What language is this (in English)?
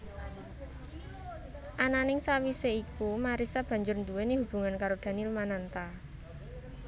Javanese